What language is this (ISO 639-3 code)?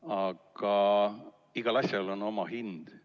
est